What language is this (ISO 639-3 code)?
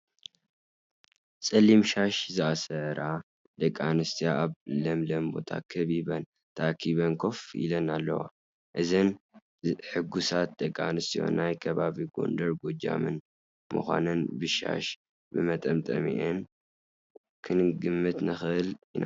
tir